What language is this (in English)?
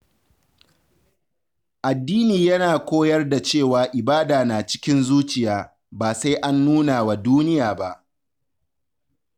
Hausa